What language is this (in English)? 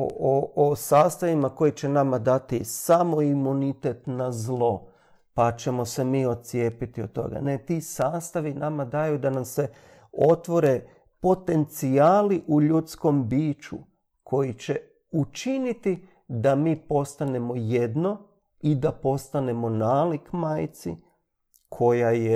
Croatian